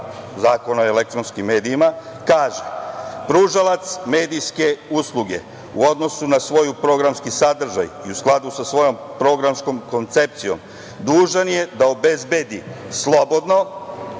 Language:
Serbian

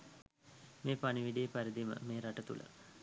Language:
Sinhala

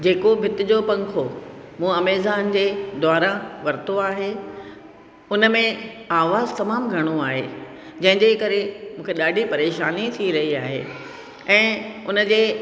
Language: Sindhi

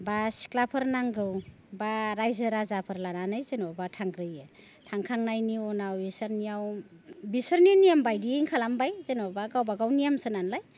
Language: Bodo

